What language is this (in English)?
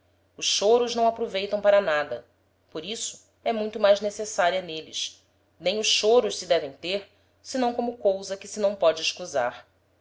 Portuguese